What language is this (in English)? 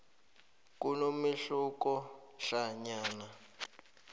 South Ndebele